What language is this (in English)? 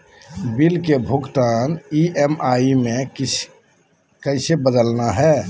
Magahi